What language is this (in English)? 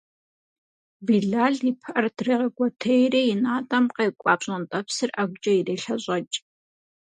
Kabardian